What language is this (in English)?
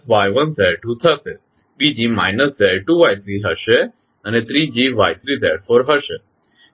Gujarati